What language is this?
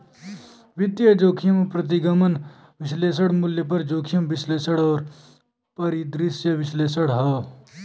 Bhojpuri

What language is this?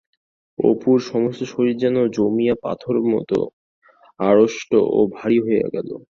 Bangla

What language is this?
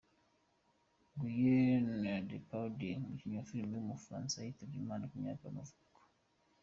Kinyarwanda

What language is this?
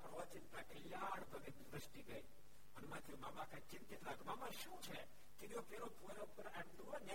Gujarati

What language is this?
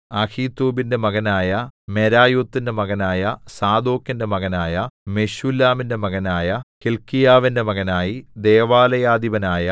Malayalam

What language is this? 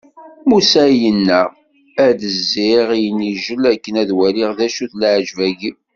Kabyle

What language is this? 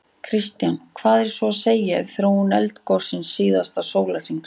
Icelandic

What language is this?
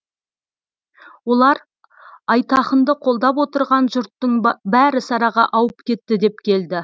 Kazakh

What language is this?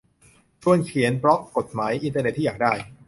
Thai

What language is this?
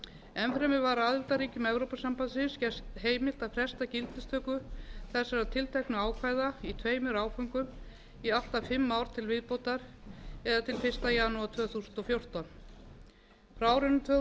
Icelandic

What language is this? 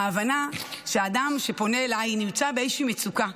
Hebrew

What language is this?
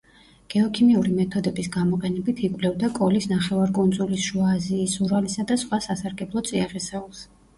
Georgian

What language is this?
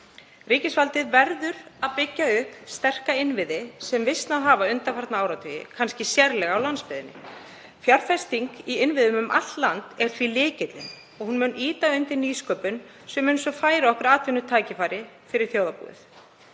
Icelandic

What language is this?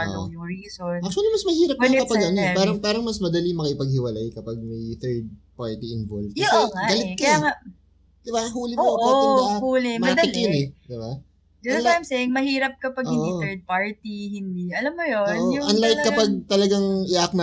Filipino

